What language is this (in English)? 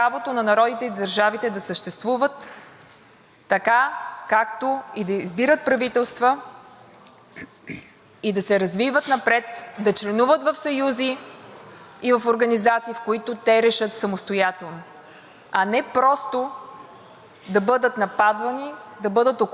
Bulgarian